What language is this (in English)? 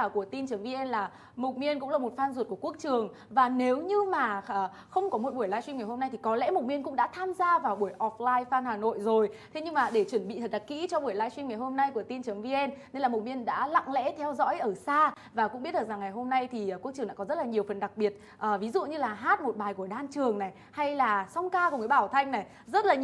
Vietnamese